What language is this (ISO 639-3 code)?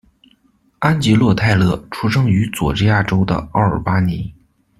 zho